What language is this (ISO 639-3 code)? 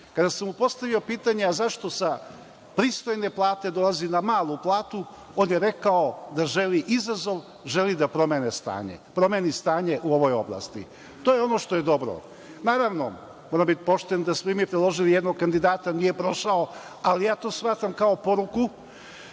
srp